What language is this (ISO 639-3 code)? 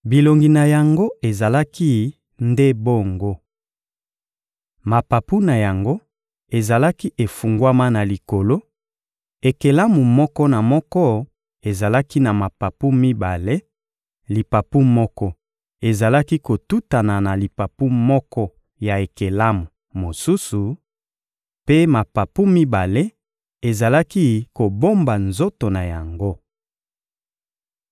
lin